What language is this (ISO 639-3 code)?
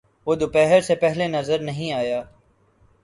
urd